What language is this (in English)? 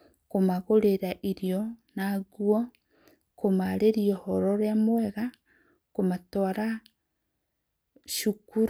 Kikuyu